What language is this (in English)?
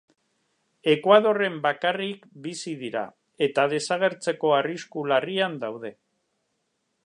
Basque